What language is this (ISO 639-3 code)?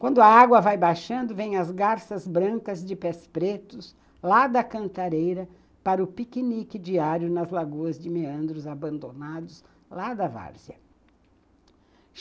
por